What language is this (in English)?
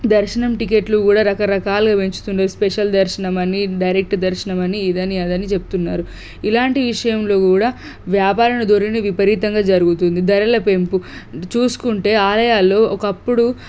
Telugu